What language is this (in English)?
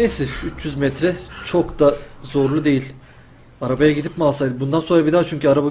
Turkish